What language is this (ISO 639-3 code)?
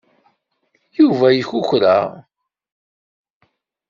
kab